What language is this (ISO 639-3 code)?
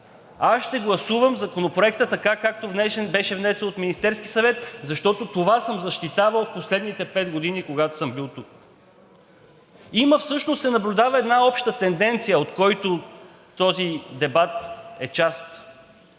bul